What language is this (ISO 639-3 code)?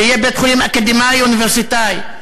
heb